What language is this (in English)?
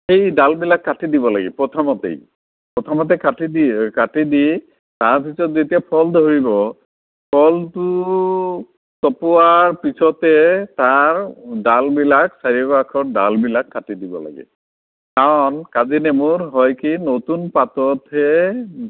Assamese